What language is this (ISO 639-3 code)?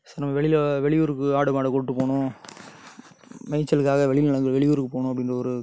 tam